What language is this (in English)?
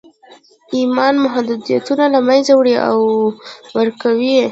Pashto